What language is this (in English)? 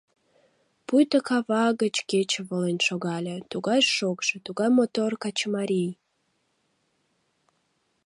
Mari